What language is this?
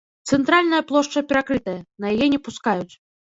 Belarusian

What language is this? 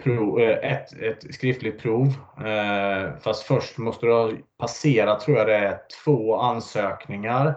Swedish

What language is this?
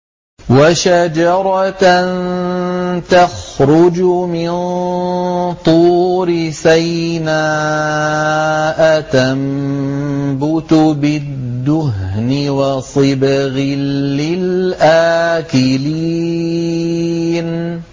Arabic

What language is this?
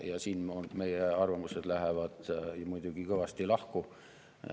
Estonian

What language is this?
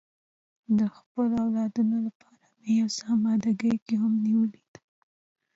Pashto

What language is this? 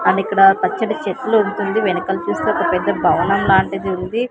Telugu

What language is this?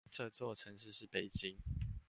Chinese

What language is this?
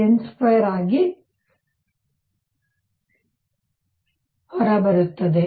Kannada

